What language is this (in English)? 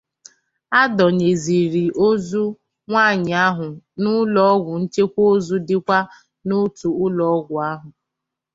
Igbo